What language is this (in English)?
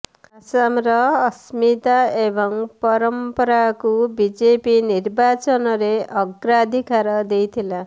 Odia